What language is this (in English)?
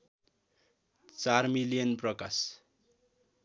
Nepali